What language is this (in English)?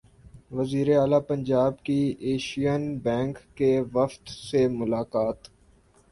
Urdu